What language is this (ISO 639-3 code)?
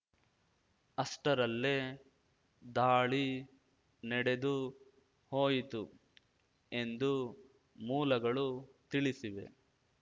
kan